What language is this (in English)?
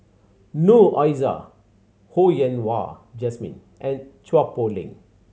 English